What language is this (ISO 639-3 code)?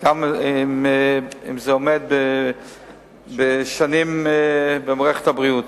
heb